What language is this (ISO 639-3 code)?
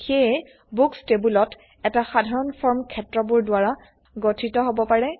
asm